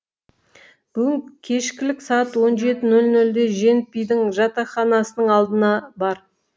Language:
Kazakh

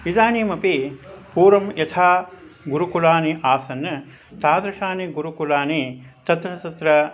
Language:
Sanskrit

